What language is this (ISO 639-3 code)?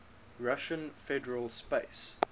eng